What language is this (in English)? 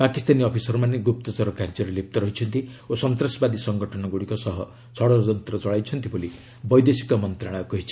Odia